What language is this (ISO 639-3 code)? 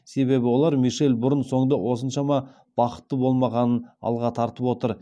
kaz